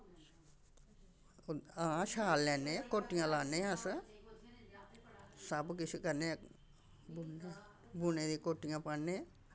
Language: Dogri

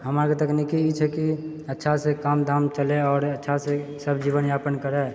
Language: Maithili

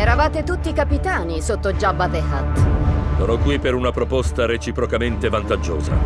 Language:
Italian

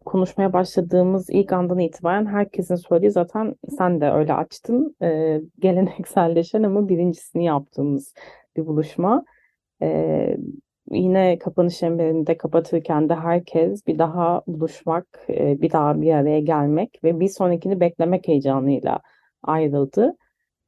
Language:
Turkish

